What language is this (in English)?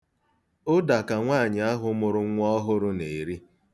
Igbo